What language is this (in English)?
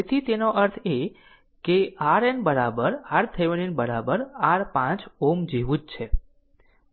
Gujarati